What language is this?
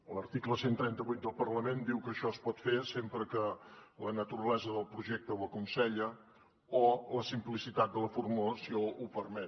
Catalan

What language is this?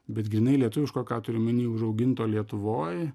Lithuanian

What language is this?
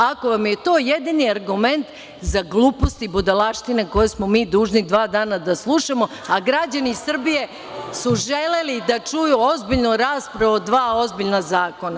Serbian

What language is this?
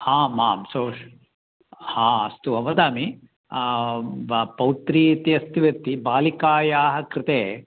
Sanskrit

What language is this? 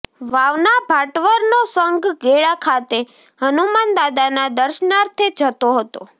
Gujarati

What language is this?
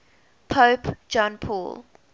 English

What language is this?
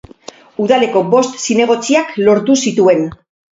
Basque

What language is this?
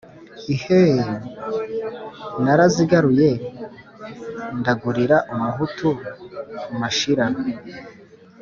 Kinyarwanda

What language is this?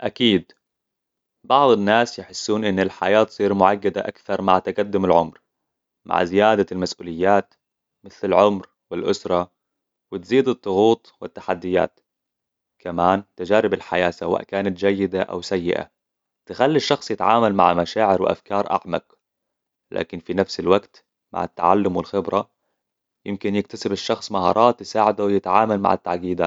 Hijazi Arabic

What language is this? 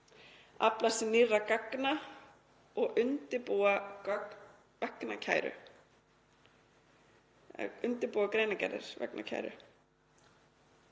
Icelandic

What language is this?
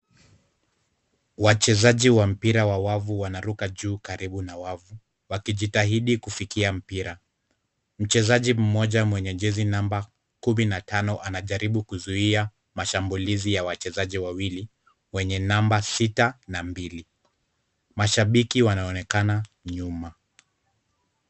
Swahili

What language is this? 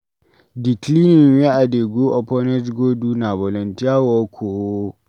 Nigerian Pidgin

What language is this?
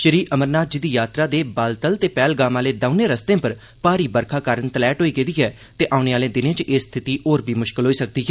Dogri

